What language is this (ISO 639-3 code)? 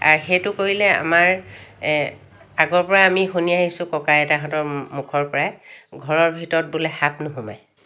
asm